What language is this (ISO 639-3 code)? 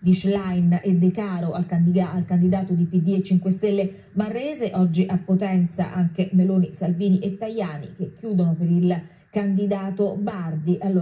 ita